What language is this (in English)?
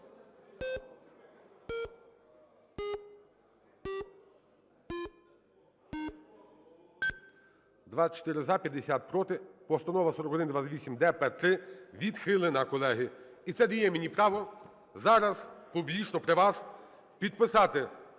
Ukrainian